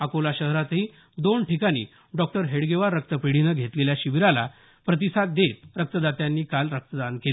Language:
Marathi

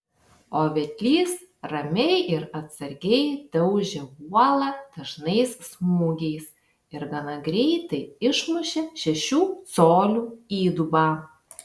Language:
Lithuanian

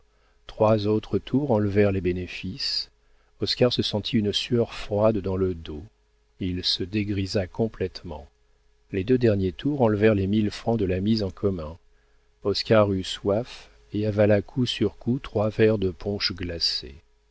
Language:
French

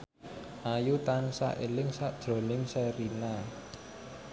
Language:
Javanese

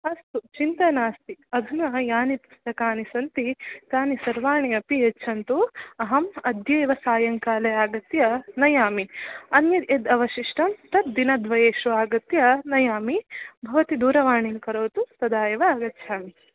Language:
Sanskrit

